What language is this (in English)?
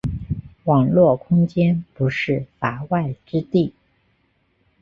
Chinese